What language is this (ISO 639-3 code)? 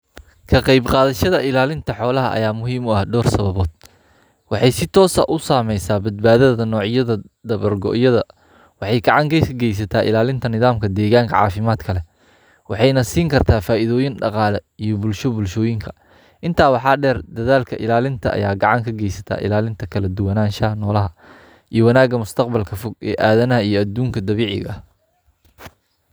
som